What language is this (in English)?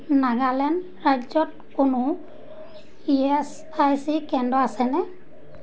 Assamese